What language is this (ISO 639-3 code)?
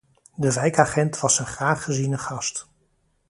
nld